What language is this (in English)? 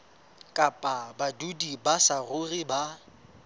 Southern Sotho